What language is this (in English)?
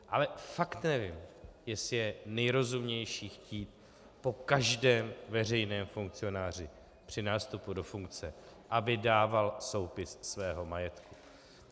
Czech